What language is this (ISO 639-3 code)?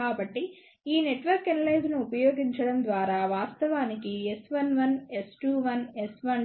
tel